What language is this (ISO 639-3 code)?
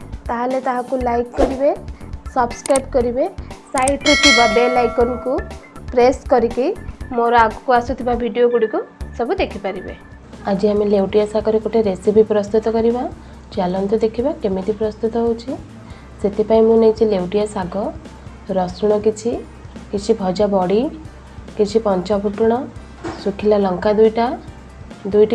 ori